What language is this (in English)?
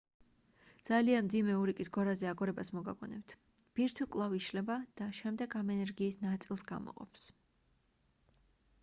Georgian